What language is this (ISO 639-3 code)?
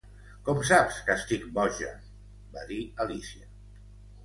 cat